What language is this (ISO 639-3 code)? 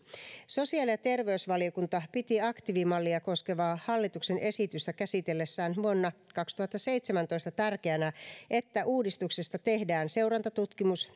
fin